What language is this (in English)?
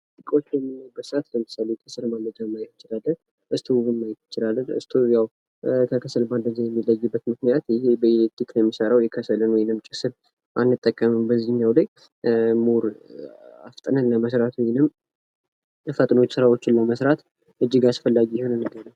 Amharic